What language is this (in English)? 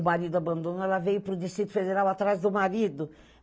Portuguese